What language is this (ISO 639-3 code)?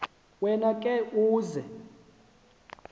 xho